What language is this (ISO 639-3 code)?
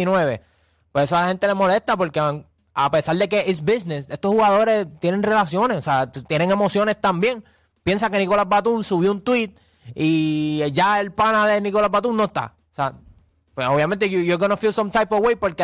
spa